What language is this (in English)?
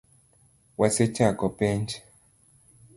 Luo (Kenya and Tanzania)